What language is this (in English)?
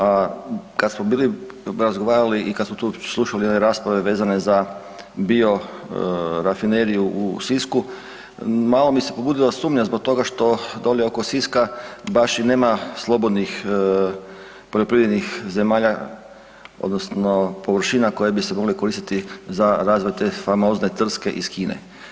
Croatian